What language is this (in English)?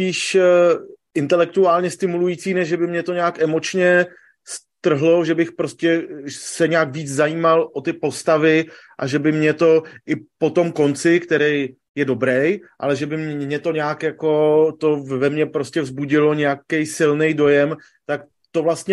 Czech